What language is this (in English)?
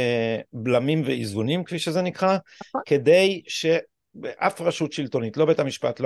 Hebrew